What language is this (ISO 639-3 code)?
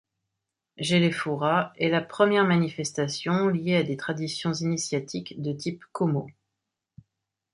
fra